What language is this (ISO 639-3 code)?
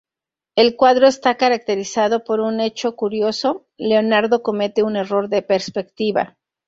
spa